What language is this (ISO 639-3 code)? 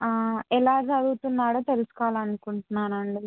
tel